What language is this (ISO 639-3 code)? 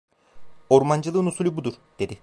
tur